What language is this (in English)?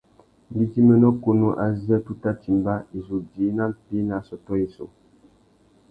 Tuki